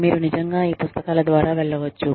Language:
Telugu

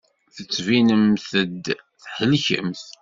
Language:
Kabyle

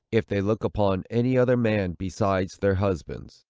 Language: English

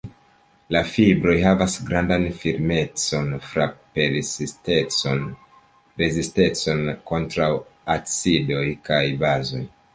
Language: Esperanto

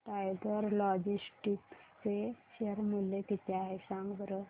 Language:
Marathi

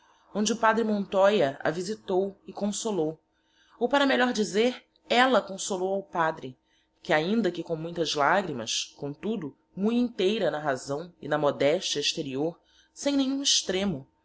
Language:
Portuguese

